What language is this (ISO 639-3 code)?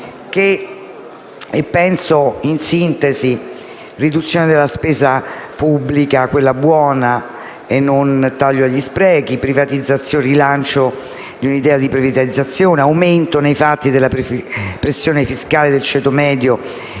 ita